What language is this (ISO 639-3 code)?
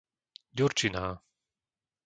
slk